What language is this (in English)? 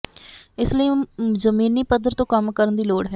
Punjabi